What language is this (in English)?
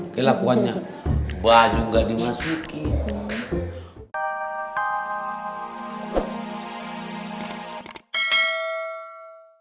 Indonesian